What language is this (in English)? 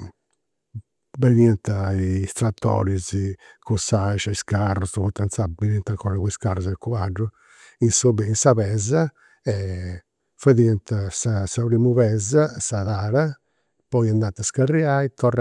Campidanese Sardinian